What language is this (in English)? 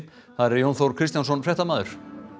Icelandic